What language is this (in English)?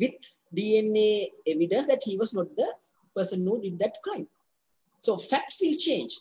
English